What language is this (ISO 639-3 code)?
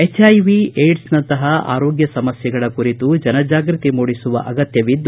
kan